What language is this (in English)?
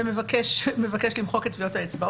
Hebrew